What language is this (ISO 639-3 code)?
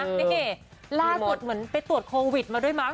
tha